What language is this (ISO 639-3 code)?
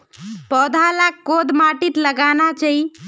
mag